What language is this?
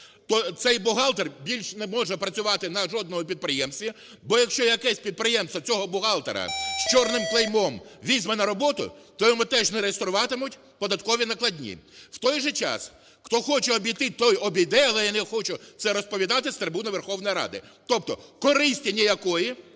Ukrainian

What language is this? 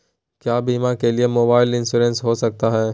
Magahi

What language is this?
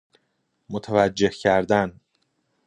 Persian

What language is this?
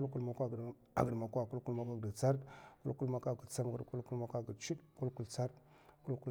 Mafa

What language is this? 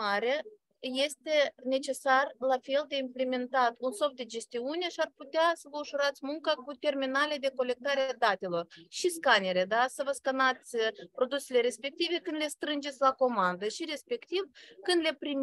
Romanian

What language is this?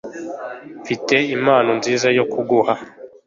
Kinyarwanda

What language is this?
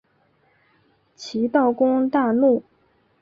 Chinese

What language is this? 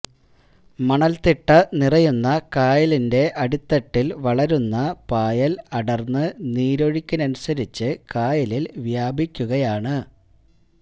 Malayalam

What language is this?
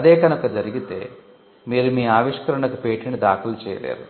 Telugu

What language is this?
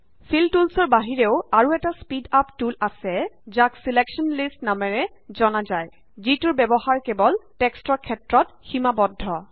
Assamese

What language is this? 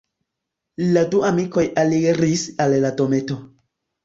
Esperanto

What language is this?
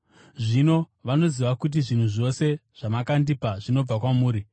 Shona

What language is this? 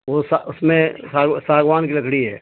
Urdu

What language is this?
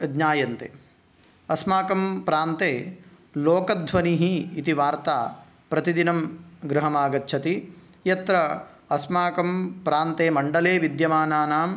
Sanskrit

